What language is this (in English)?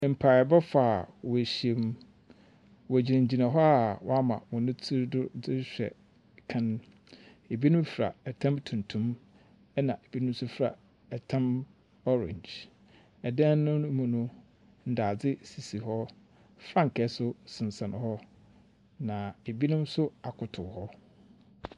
Akan